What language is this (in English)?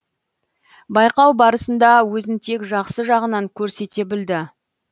Kazakh